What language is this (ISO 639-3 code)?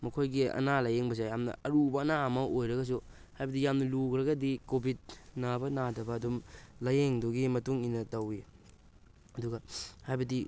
mni